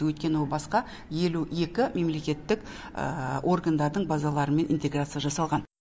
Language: Kazakh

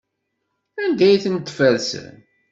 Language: Kabyle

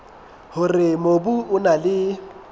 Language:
Southern Sotho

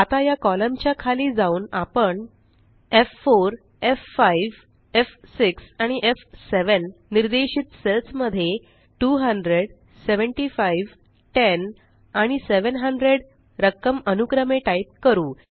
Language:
Marathi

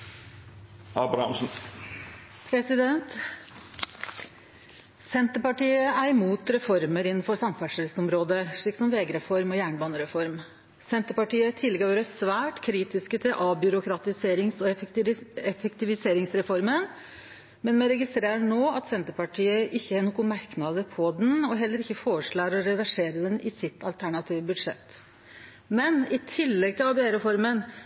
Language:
Norwegian Nynorsk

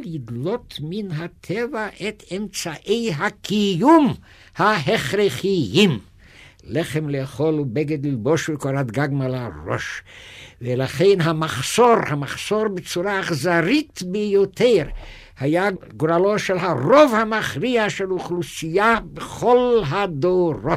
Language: Hebrew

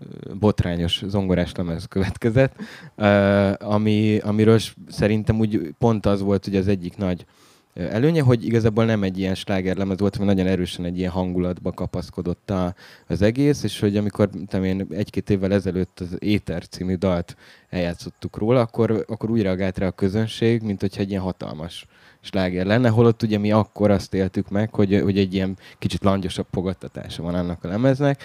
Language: Hungarian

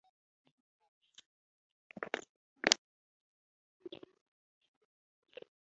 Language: Ganda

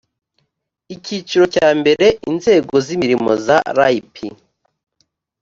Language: Kinyarwanda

